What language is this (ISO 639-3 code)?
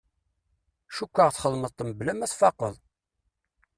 kab